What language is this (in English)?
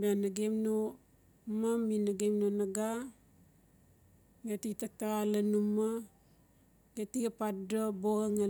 Notsi